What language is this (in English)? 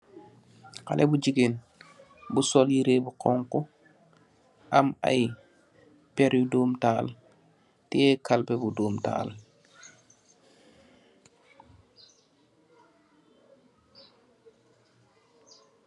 Wolof